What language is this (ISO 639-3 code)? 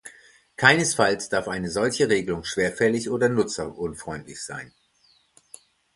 deu